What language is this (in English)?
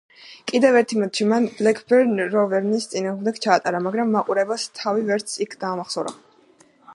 Georgian